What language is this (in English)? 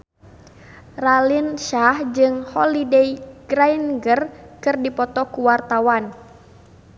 Sundanese